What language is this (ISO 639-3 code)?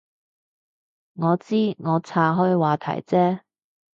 yue